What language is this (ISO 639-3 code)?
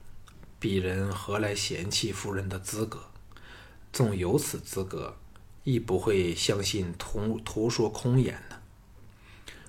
zho